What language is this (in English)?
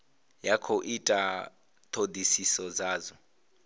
Venda